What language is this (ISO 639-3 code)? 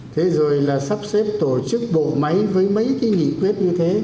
vie